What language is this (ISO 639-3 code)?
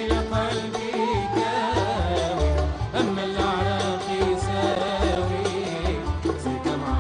ara